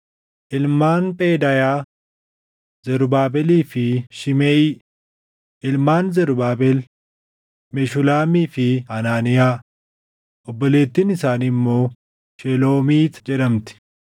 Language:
Oromo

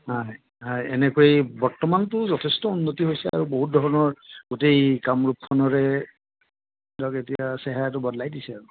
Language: Assamese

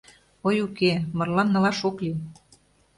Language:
Mari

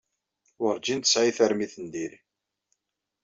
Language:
Kabyle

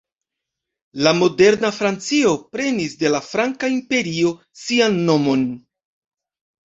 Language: Esperanto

